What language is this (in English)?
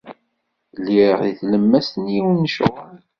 Kabyle